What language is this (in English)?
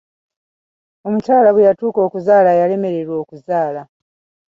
Ganda